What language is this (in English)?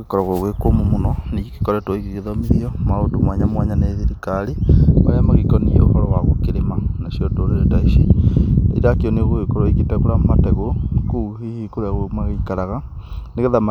Kikuyu